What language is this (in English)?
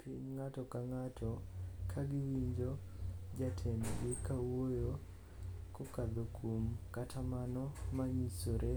Luo (Kenya and Tanzania)